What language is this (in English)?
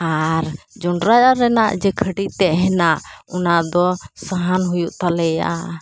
Santali